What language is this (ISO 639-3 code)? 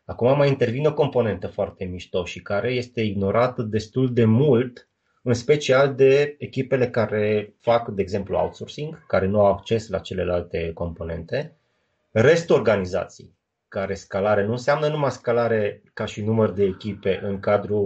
ron